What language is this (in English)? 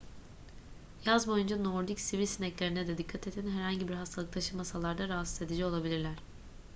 Turkish